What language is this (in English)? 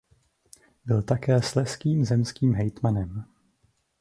Czech